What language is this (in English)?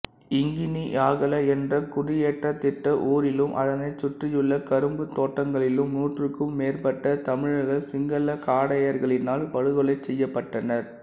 Tamil